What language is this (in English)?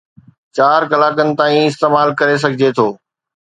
Sindhi